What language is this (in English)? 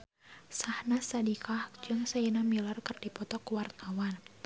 Sundanese